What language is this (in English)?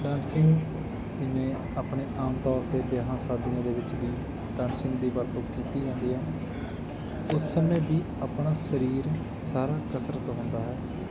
Punjabi